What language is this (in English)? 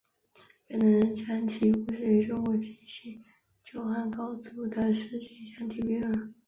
Chinese